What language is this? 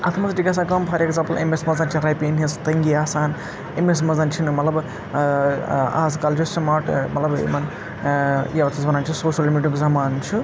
Kashmiri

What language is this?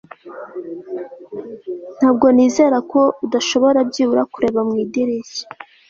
Kinyarwanda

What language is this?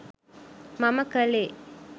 Sinhala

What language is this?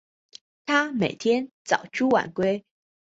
Chinese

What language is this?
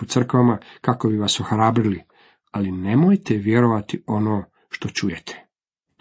Croatian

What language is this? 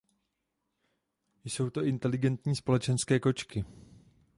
Czech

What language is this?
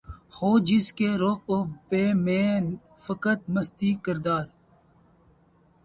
Urdu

